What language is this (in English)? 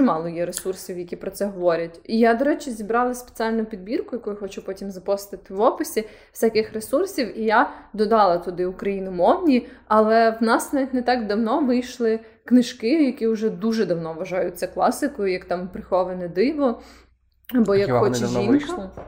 Ukrainian